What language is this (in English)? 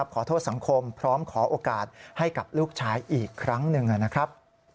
Thai